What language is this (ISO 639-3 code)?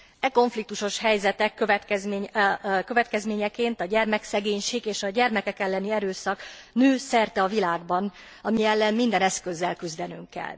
hun